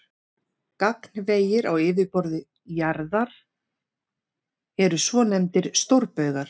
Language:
Icelandic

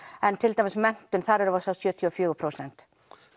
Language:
Icelandic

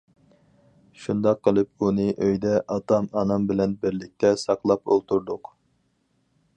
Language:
Uyghur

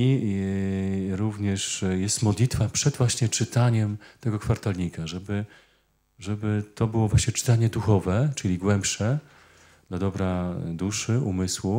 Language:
Polish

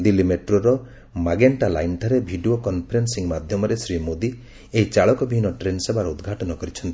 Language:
Odia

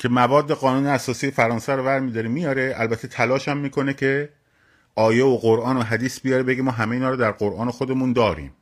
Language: Persian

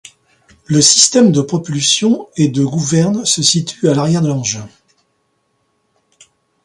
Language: French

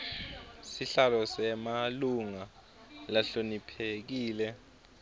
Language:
Swati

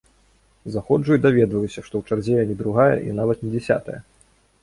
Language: Belarusian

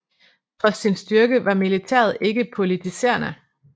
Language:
Danish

